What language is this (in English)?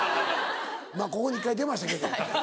Japanese